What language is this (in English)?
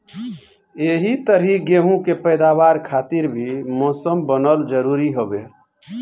Bhojpuri